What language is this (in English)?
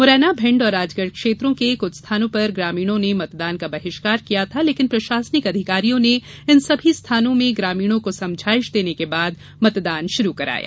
Hindi